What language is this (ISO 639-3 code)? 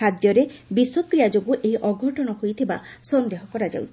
ori